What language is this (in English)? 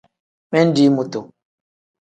Tem